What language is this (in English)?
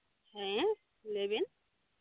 Santali